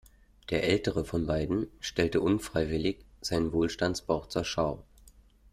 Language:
German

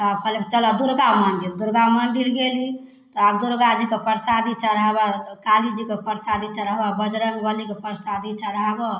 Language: Maithili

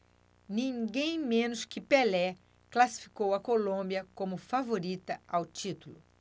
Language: Portuguese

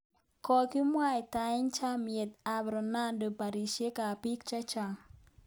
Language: Kalenjin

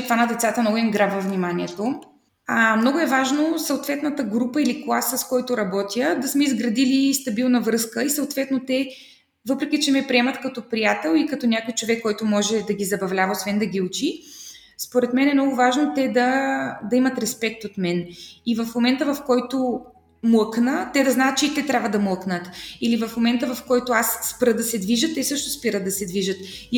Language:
Bulgarian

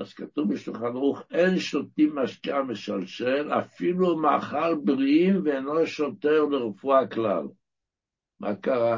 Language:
Hebrew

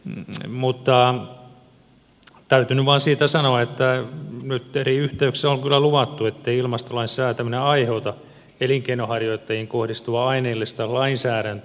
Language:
Finnish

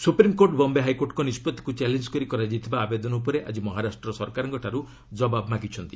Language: Odia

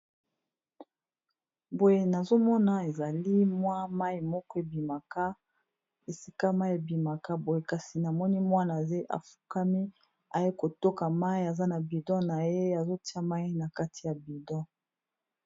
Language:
Lingala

